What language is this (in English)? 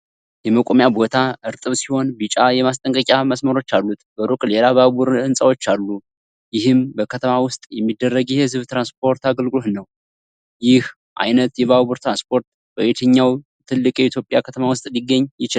Amharic